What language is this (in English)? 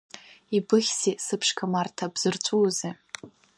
Abkhazian